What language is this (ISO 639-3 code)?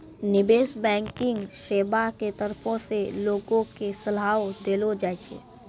mai